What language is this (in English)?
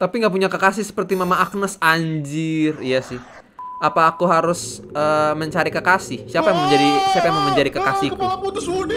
Indonesian